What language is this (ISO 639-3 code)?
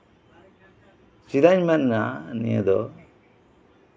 sat